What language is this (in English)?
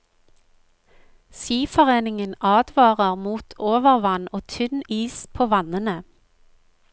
Norwegian